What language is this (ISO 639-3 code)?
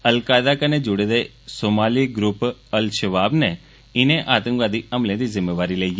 doi